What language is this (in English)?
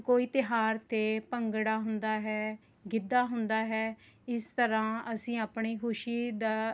Punjabi